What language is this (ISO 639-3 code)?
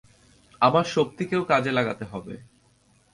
ben